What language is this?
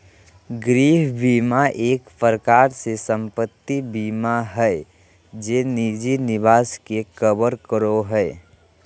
Magahi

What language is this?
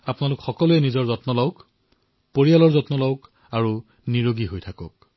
Assamese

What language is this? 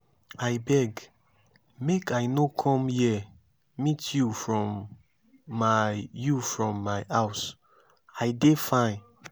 Nigerian Pidgin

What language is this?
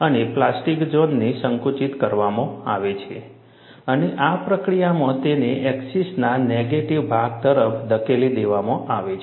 Gujarati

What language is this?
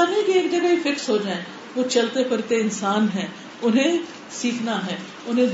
Urdu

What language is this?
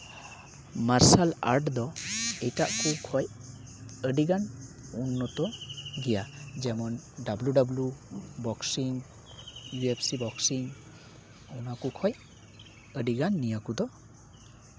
Santali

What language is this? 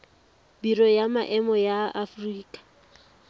Tswana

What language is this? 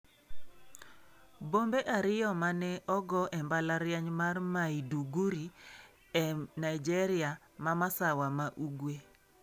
Luo (Kenya and Tanzania)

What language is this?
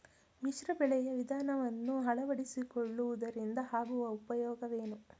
Kannada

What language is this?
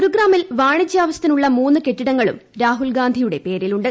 Malayalam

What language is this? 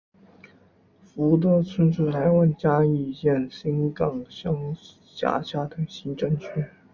Chinese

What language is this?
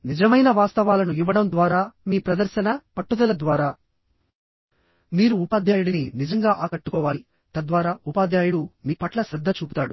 Telugu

